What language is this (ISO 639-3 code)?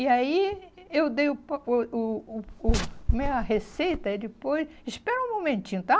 por